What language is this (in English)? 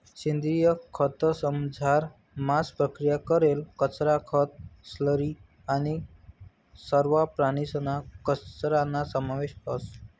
Marathi